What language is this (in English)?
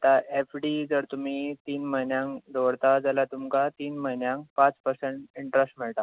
Konkani